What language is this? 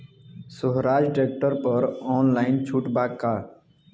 Bhojpuri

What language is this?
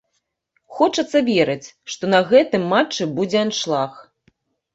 Belarusian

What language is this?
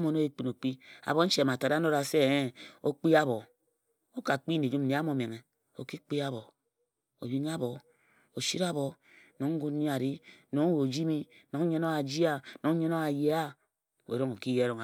Ejagham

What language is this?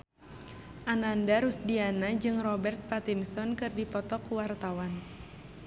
Sundanese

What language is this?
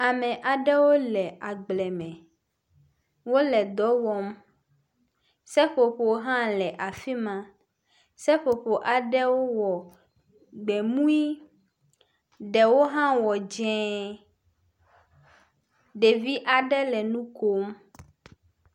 Ewe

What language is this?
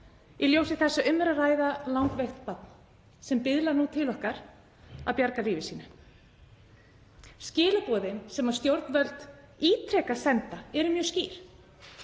Icelandic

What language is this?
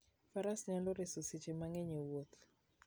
Luo (Kenya and Tanzania)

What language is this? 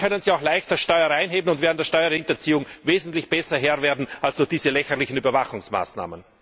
German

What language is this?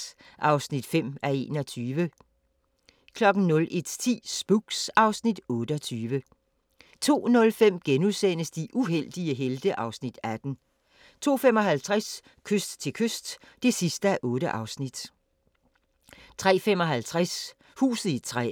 Danish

